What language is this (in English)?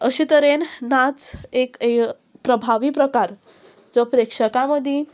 Konkani